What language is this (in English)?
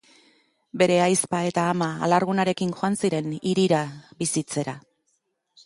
Basque